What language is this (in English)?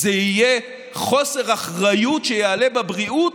Hebrew